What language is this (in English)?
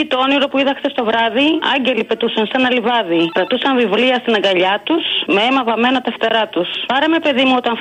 Greek